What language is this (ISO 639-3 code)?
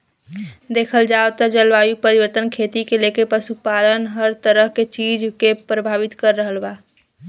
bho